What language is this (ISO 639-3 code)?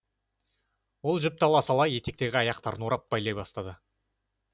kaz